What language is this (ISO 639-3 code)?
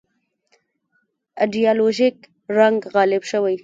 pus